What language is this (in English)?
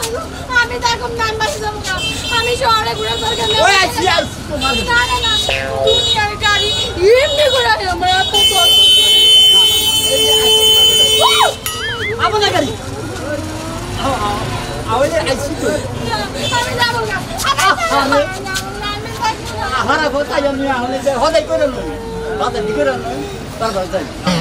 Hindi